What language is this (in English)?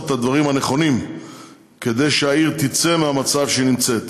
Hebrew